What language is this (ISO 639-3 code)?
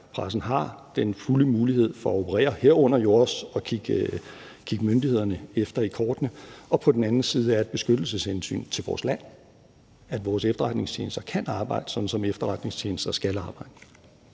dan